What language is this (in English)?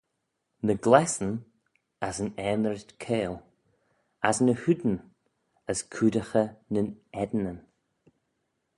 Manx